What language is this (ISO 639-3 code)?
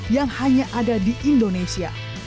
ind